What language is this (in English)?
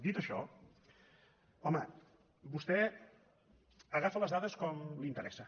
Catalan